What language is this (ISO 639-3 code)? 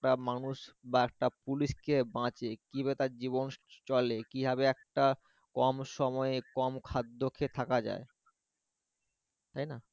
ben